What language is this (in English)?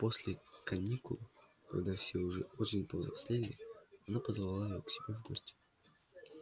Russian